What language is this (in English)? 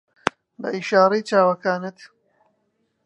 Central Kurdish